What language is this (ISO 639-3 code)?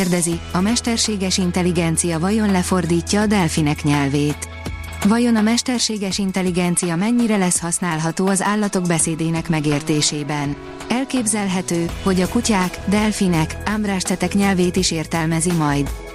hun